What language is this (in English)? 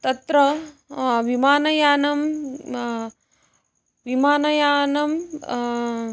Sanskrit